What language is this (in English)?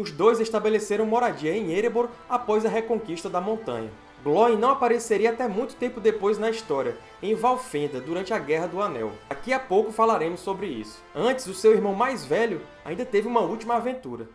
Portuguese